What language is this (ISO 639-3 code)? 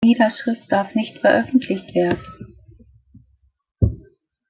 deu